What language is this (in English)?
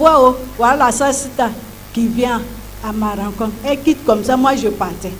French